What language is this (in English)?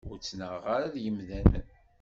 Kabyle